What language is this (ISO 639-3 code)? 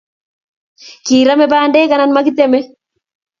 kln